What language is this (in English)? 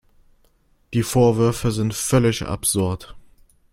German